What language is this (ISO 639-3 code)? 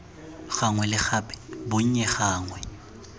tsn